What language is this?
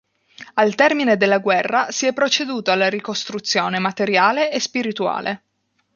Italian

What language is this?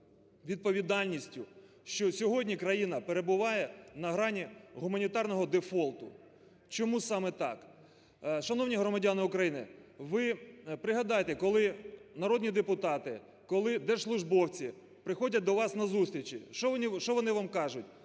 Ukrainian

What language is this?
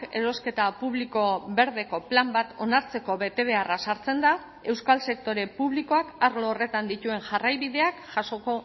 Basque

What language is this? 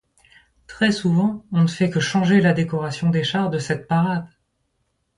French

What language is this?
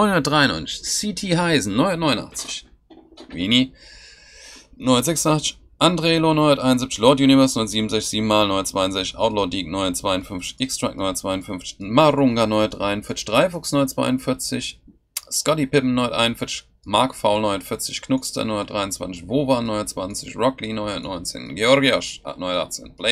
German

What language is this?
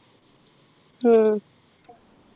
Malayalam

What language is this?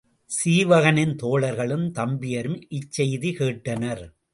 Tamil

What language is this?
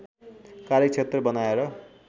Nepali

